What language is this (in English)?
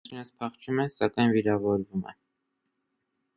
Armenian